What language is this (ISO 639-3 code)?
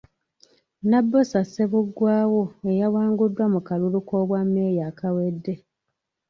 lug